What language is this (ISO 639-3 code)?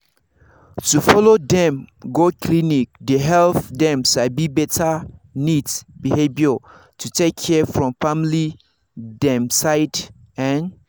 pcm